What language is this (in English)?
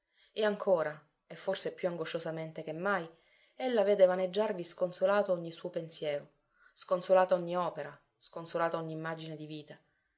Italian